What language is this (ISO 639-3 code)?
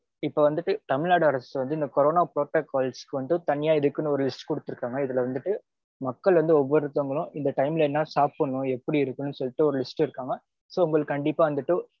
tam